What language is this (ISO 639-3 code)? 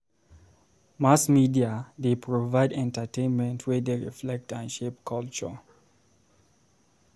pcm